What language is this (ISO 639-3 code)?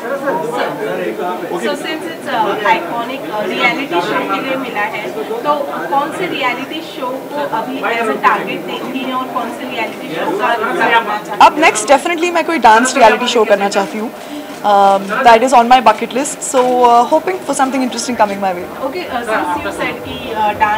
ind